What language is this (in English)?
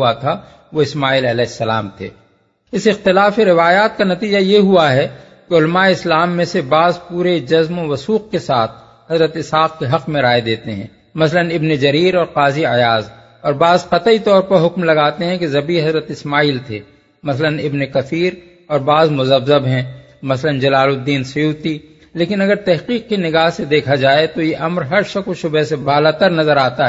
Urdu